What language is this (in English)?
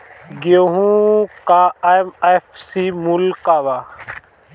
Bhojpuri